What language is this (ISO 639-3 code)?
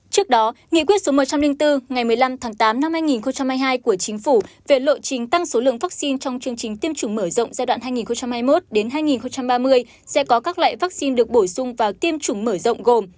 vie